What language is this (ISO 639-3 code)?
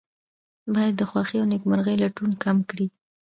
pus